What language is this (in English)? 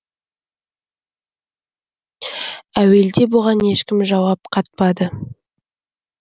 Kazakh